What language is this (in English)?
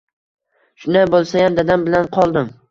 Uzbek